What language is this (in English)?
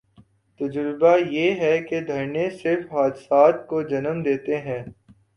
Urdu